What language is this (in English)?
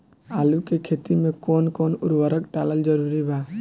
Bhojpuri